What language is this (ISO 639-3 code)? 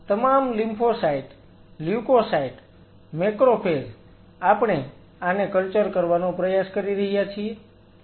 guj